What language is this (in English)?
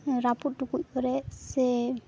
Santali